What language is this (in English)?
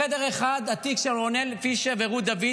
Hebrew